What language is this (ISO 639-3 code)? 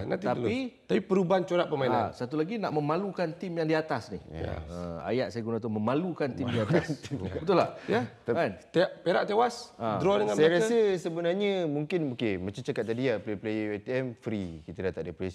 msa